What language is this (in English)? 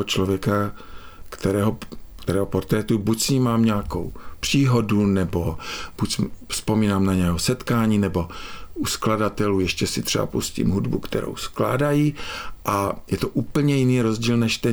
Czech